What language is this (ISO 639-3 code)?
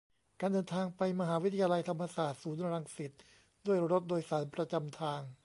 tha